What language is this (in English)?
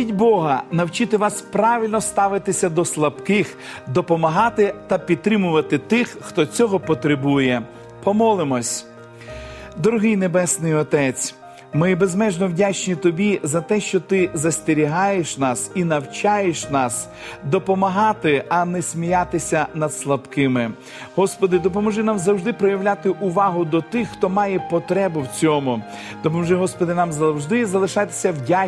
Ukrainian